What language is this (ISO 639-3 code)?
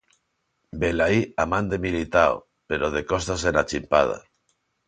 glg